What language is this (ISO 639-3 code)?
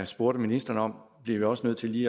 dan